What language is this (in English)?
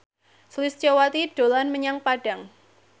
Javanese